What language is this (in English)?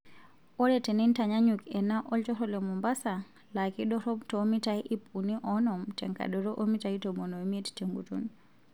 Masai